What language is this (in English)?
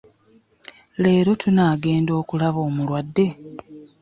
Ganda